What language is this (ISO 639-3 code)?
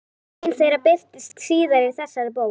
isl